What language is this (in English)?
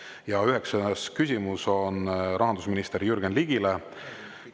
Estonian